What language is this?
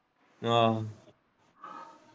Punjabi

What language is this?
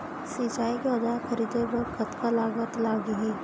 Chhattisgarhi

